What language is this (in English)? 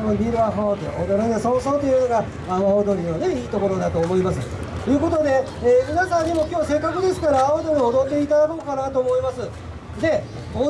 Japanese